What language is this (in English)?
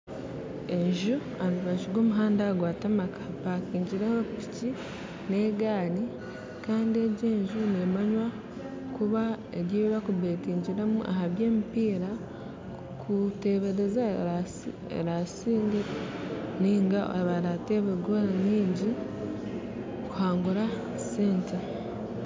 Nyankole